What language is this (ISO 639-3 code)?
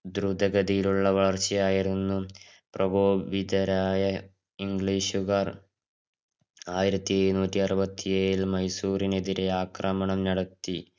mal